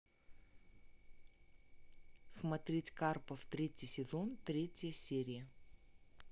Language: Russian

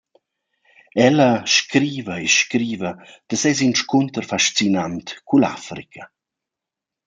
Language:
Romansh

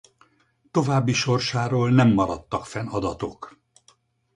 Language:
Hungarian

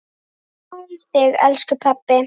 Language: Icelandic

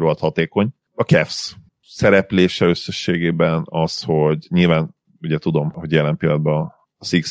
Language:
Hungarian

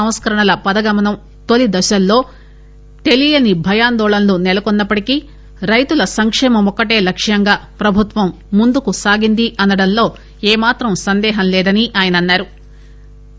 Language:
Telugu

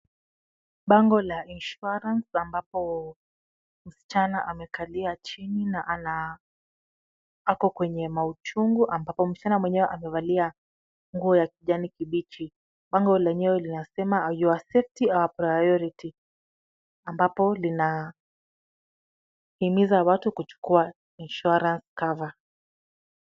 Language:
Swahili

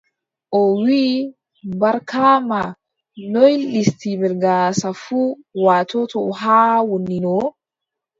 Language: Adamawa Fulfulde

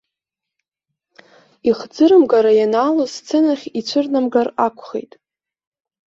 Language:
Abkhazian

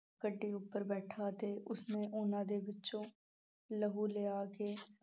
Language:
Punjabi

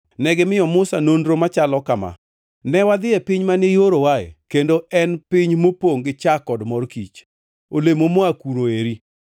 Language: Luo (Kenya and Tanzania)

